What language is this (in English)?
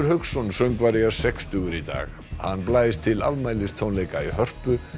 Icelandic